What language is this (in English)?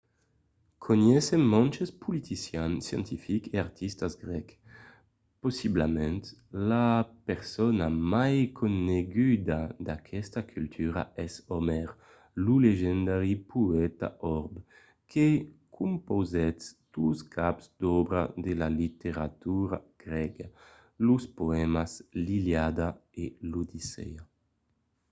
Occitan